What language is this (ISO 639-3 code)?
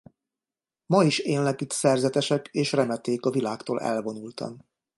hun